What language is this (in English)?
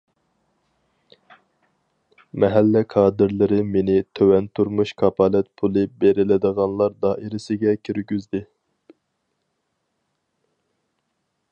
Uyghur